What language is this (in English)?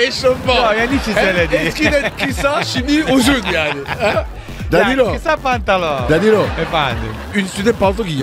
Turkish